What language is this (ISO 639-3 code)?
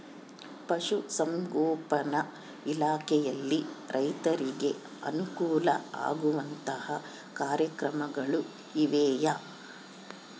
kan